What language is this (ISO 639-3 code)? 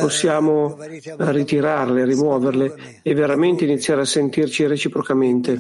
ita